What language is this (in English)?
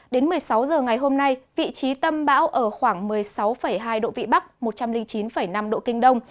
Vietnamese